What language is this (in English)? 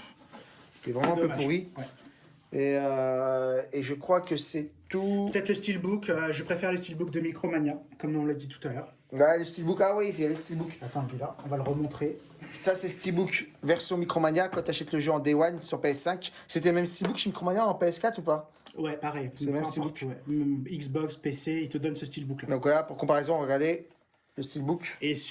French